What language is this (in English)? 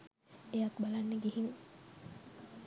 Sinhala